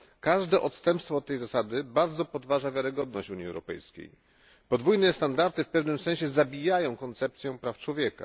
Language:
Polish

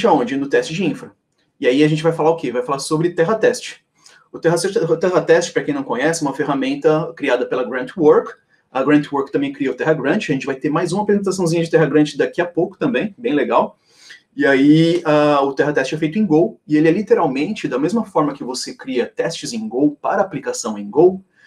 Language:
Portuguese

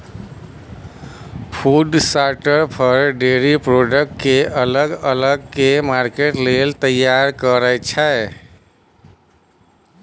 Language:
Maithili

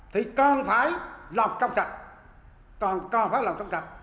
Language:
Vietnamese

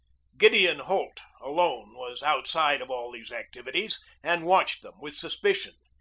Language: English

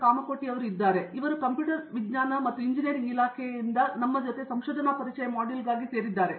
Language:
Kannada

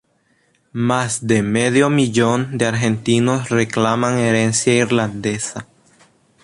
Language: Spanish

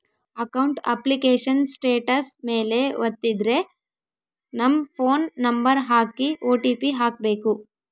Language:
Kannada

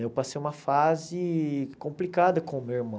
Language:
Portuguese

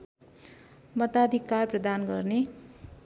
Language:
Nepali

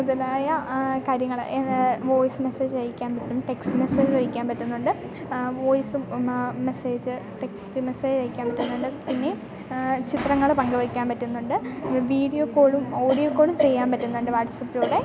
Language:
Malayalam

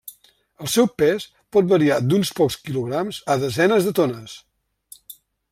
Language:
Catalan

